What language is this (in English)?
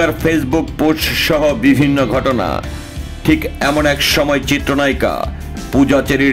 Hindi